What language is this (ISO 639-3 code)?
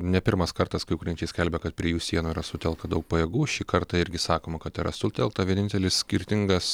lit